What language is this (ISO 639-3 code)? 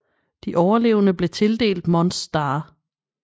dan